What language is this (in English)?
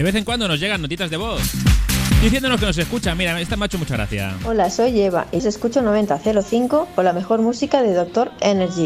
Spanish